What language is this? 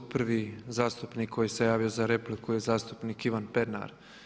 Croatian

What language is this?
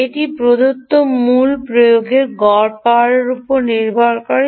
Bangla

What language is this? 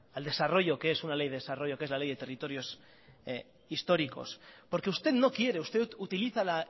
Spanish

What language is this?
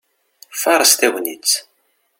Kabyle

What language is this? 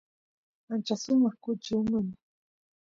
Santiago del Estero Quichua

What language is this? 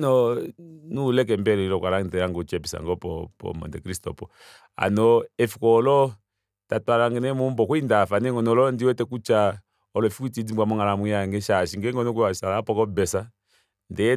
Kuanyama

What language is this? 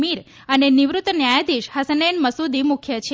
Gujarati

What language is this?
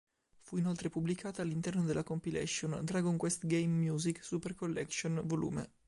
Italian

